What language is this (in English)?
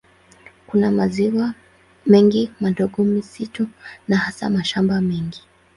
Swahili